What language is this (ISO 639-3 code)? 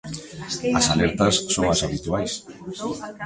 glg